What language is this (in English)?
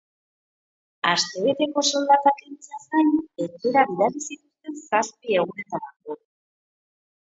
Basque